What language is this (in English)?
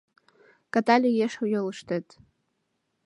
Mari